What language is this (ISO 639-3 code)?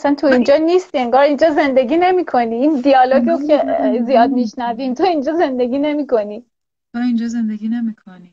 fas